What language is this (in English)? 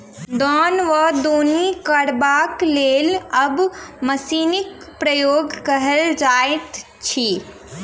Maithili